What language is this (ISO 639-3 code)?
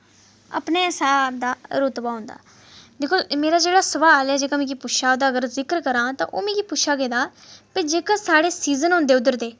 doi